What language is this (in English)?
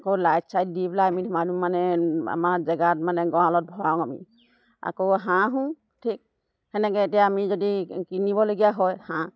Assamese